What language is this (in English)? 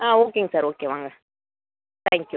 Tamil